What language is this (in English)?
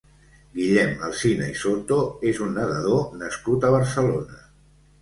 Catalan